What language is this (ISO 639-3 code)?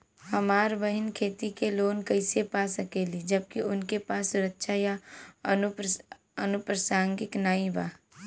bho